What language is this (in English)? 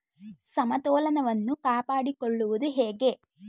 Kannada